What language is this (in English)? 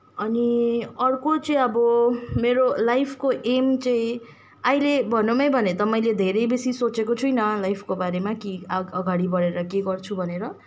Nepali